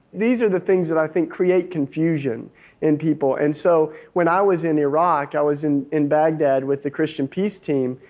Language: English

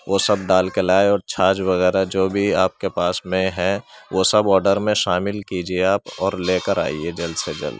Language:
Urdu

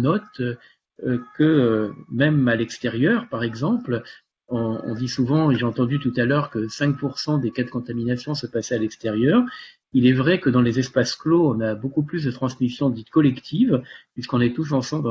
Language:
French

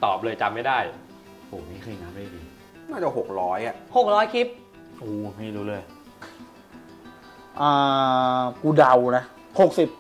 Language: Thai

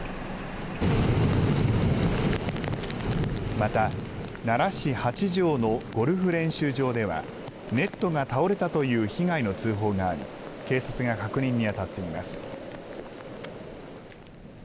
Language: Japanese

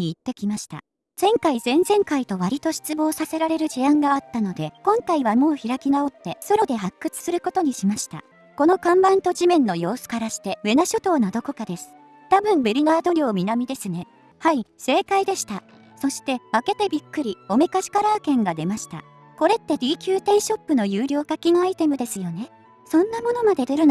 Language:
Japanese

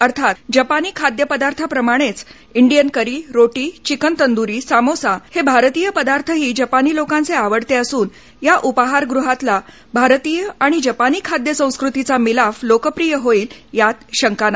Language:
Marathi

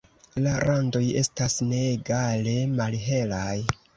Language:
Esperanto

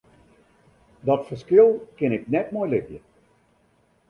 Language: Western Frisian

